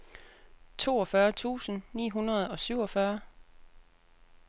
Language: Danish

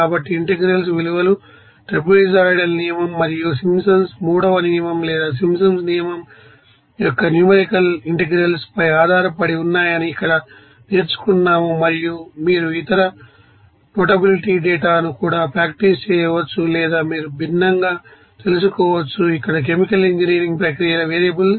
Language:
Telugu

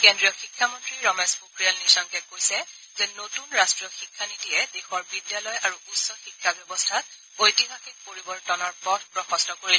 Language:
Assamese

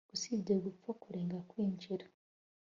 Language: Kinyarwanda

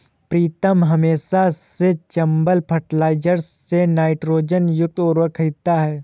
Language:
Hindi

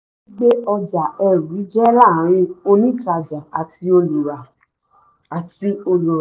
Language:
Yoruba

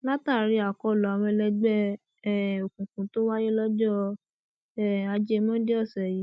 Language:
Yoruba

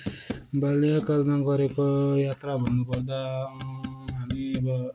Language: Nepali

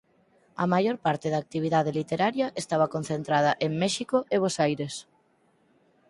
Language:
Galician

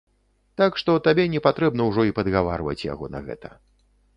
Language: Belarusian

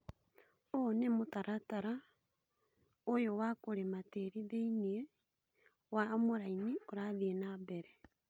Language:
Kikuyu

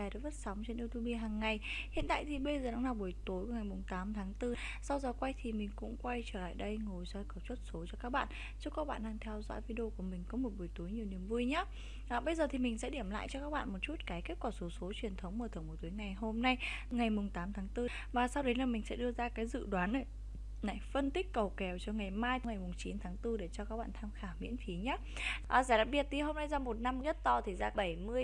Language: Vietnamese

